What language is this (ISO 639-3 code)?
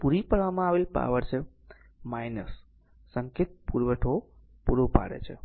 guj